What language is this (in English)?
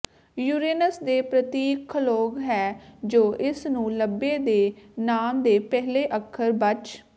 Punjabi